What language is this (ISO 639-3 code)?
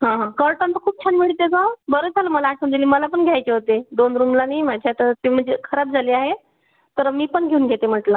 mar